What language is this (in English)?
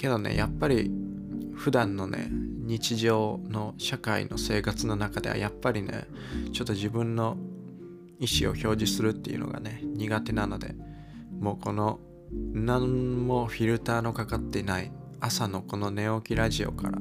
Japanese